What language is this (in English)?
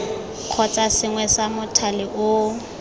Tswana